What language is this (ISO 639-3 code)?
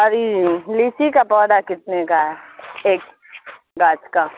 urd